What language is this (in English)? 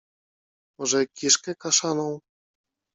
Polish